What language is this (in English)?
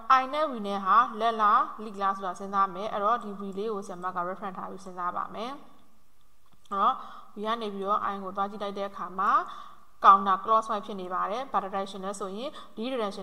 Indonesian